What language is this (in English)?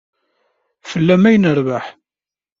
Kabyle